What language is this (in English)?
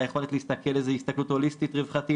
Hebrew